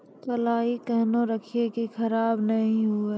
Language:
Maithili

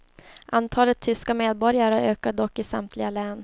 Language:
Swedish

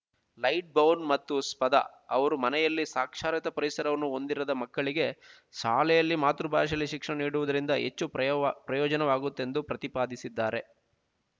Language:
Kannada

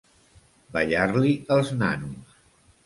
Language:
Catalan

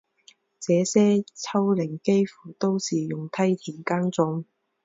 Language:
Chinese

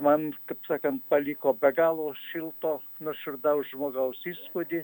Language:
Lithuanian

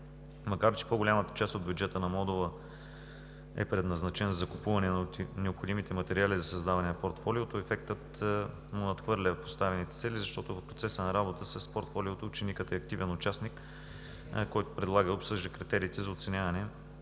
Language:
Bulgarian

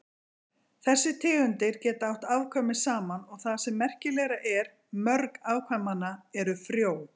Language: Icelandic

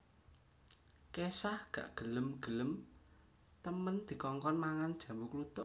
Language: Javanese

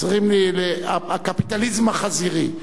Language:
Hebrew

